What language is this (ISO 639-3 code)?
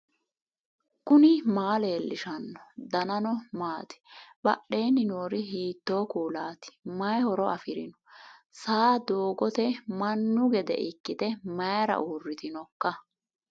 sid